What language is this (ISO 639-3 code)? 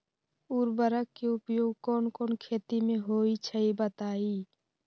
mag